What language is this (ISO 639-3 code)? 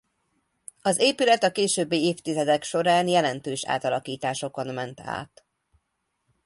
hun